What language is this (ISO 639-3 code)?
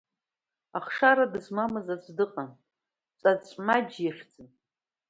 abk